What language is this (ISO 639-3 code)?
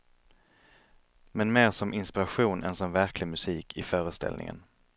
swe